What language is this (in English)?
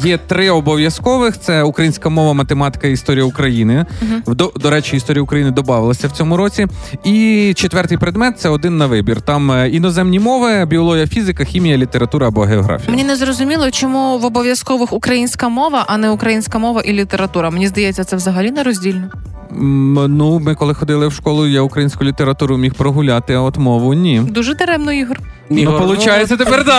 Ukrainian